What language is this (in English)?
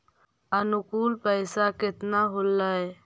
Magahi